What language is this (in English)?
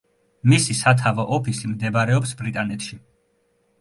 Georgian